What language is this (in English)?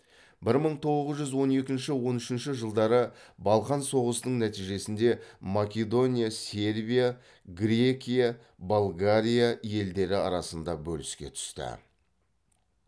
Kazakh